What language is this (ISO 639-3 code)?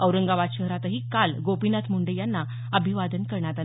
mar